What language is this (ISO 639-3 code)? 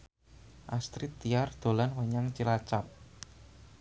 jav